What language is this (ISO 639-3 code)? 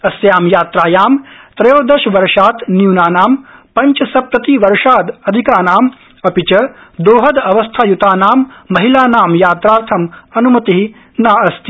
san